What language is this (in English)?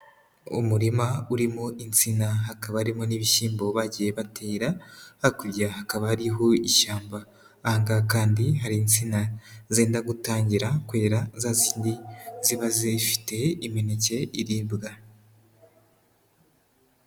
Kinyarwanda